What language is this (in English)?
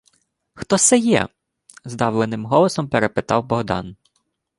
Ukrainian